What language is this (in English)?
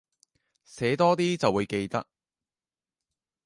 Cantonese